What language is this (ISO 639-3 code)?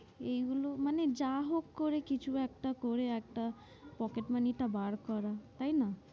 ben